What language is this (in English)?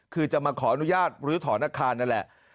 Thai